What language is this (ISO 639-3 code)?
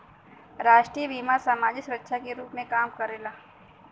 bho